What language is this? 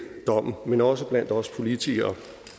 Danish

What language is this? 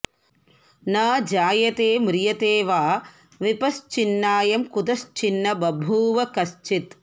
Sanskrit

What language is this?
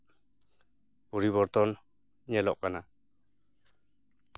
Santali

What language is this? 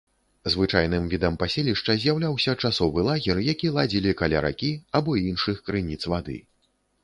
Belarusian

